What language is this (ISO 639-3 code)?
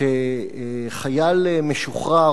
heb